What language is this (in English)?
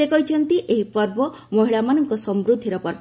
Odia